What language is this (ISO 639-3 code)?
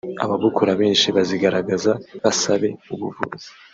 kin